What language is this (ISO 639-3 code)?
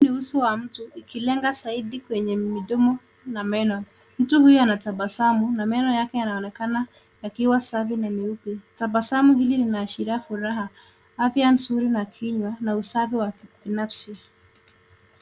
swa